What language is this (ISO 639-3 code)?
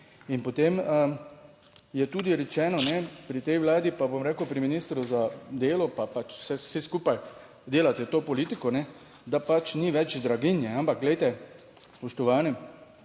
slv